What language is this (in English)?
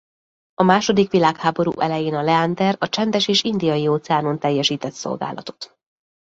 Hungarian